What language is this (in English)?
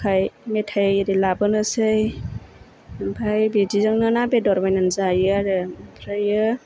Bodo